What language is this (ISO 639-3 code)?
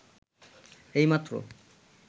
ben